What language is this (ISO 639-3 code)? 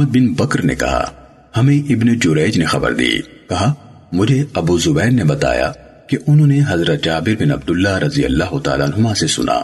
urd